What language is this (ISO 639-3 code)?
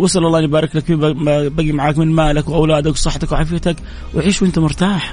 ara